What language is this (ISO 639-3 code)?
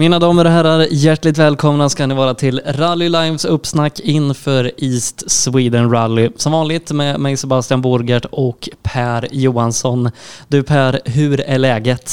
swe